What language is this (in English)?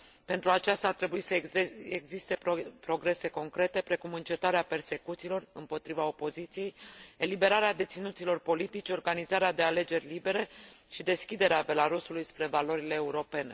Romanian